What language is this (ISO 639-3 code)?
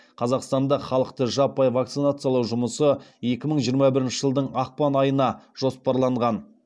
kaz